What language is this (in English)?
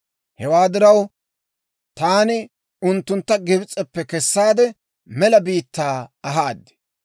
Dawro